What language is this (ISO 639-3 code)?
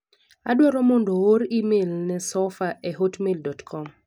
luo